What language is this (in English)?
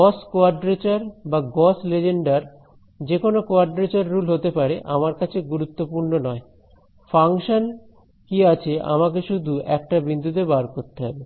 Bangla